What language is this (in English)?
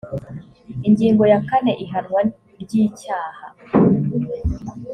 Kinyarwanda